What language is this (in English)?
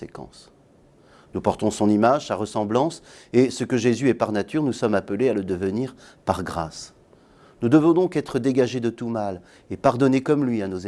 French